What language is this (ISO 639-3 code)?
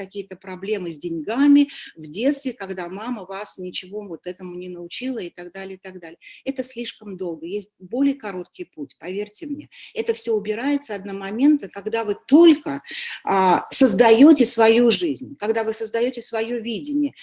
rus